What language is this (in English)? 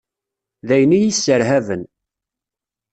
Kabyle